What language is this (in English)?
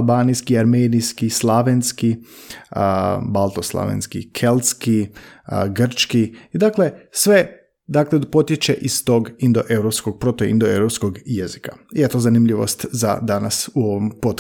Croatian